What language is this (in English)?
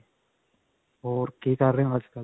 Punjabi